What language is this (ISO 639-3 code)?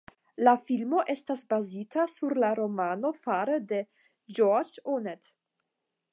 epo